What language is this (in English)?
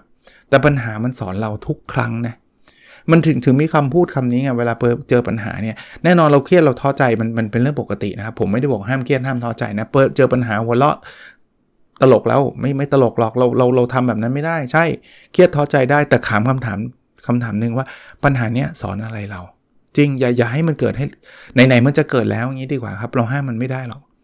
Thai